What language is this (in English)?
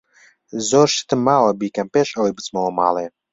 Central Kurdish